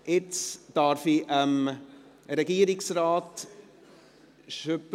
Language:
Swiss German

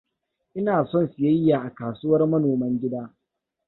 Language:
Hausa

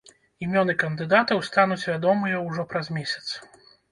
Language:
Belarusian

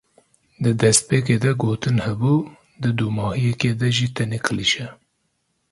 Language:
Kurdish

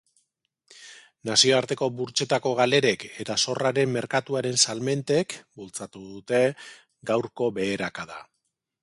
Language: Basque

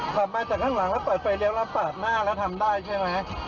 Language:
Thai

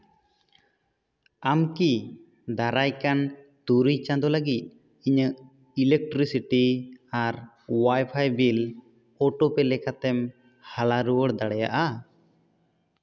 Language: Santali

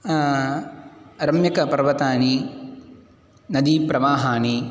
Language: Sanskrit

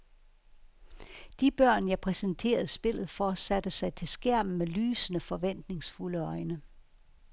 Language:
Danish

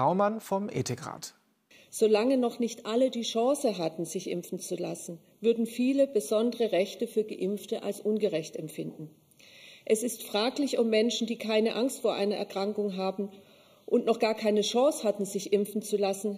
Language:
German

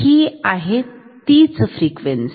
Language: Marathi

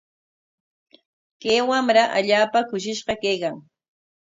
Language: Corongo Ancash Quechua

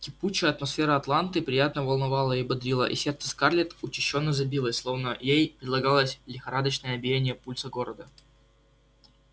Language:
Russian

